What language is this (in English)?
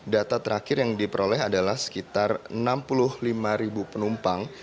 Indonesian